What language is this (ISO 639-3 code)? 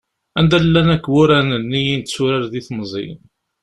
kab